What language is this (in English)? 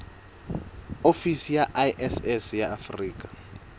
Southern Sotho